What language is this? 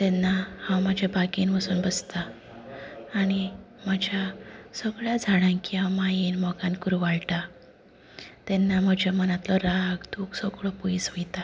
Konkani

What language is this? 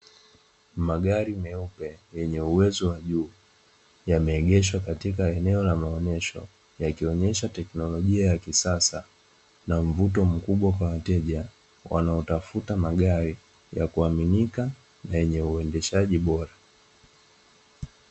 Swahili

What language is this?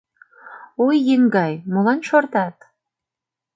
Mari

